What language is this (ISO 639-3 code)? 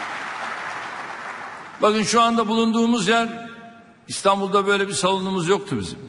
tur